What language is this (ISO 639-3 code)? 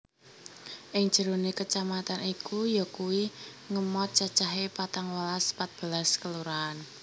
jav